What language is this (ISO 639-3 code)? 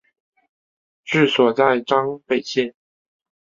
zho